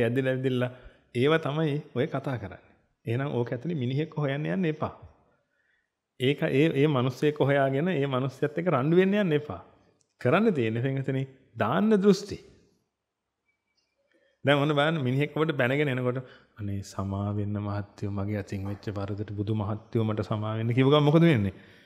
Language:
Indonesian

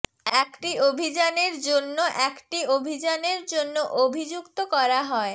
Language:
Bangla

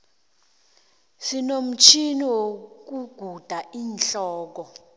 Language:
South Ndebele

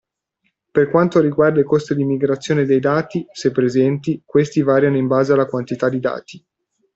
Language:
Italian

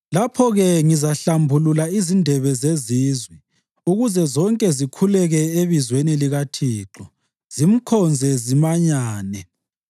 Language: North Ndebele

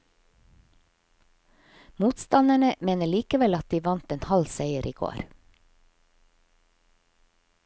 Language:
Norwegian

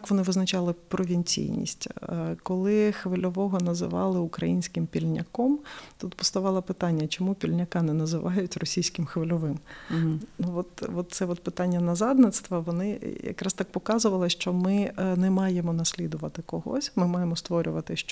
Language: Ukrainian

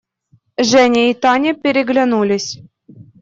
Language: Russian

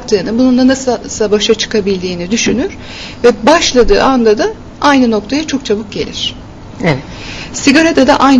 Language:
Turkish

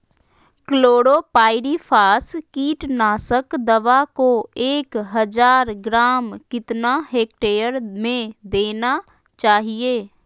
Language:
Magahi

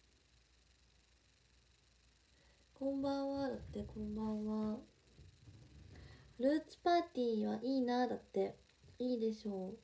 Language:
Japanese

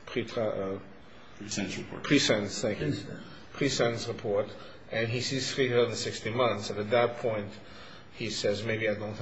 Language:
English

